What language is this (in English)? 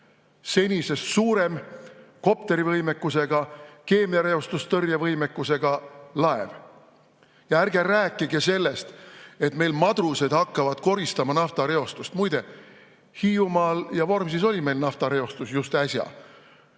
Estonian